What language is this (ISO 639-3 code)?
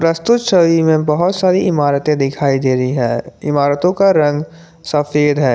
hin